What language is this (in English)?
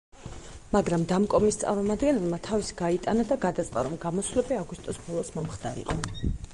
Georgian